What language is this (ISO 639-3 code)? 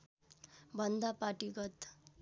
nep